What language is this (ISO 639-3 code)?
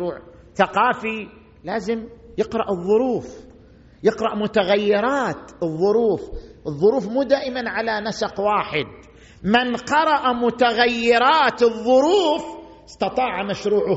ara